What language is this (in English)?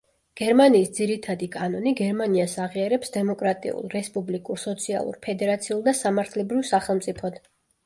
Georgian